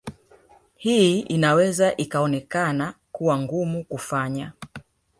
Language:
Swahili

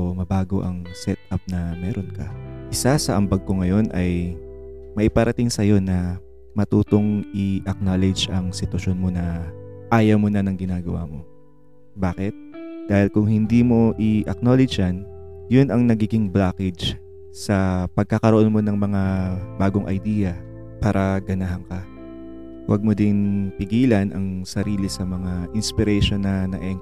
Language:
Filipino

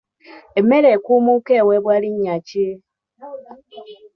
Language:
Ganda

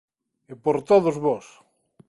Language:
Galician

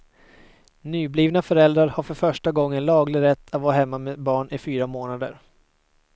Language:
Swedish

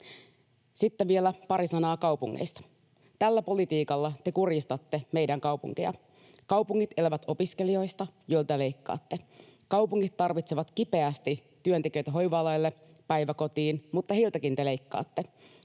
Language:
Finnish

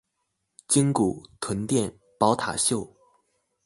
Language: Chinese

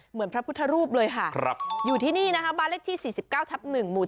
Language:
Thai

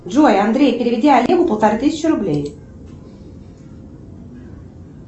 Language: Russian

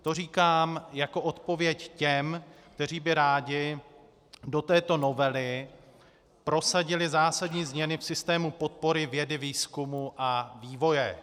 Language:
Czech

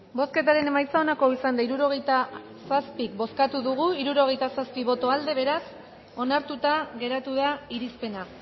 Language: Basque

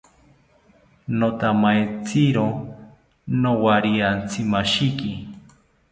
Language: South Ucayali Ashéninka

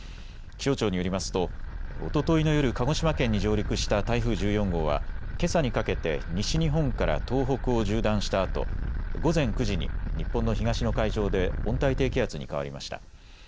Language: Japanese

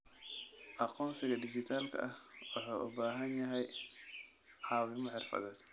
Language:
Somali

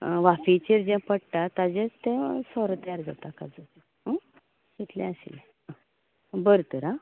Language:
Konkani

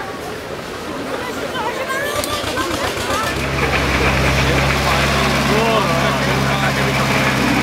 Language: Czech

